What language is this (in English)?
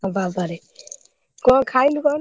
Odia